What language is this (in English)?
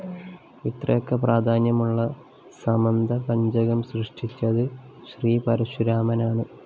Malayalam